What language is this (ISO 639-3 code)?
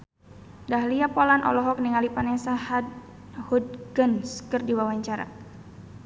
sun